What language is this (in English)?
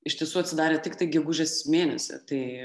Lithuanian